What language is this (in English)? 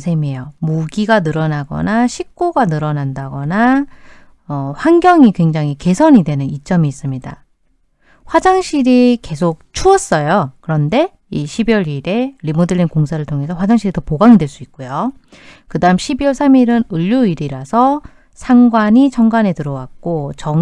Korean